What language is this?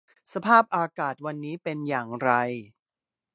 Thai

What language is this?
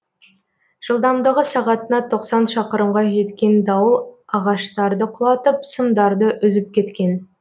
Kazakh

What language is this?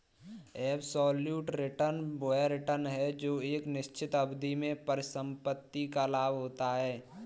Hindi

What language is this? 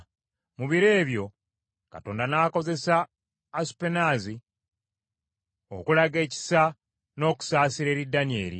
Ganda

